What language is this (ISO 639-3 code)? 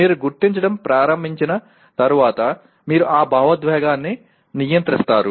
tel